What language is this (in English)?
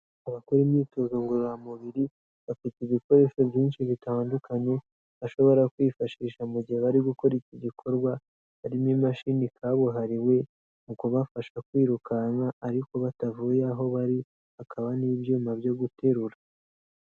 Kinyarwanda